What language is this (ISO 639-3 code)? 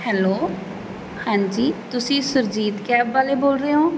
pan